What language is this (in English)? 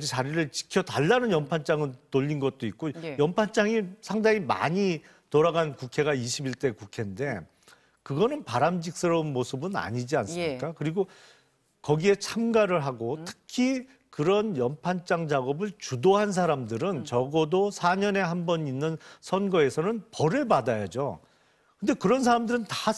Korean